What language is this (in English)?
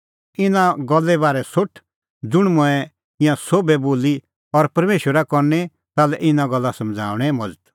Kullu Pahari